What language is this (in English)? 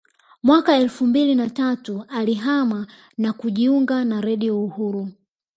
Swahili